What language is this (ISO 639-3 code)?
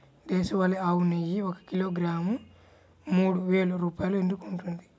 tel